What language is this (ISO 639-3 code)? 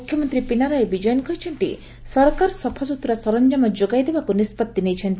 ori